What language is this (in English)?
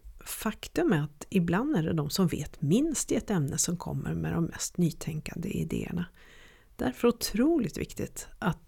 Swedish